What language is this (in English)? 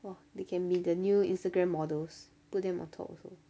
English